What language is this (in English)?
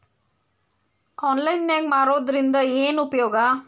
Kannada